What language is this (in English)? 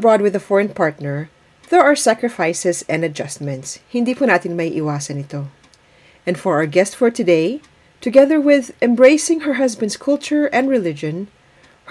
Filipino